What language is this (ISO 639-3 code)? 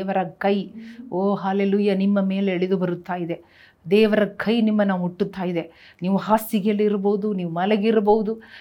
kan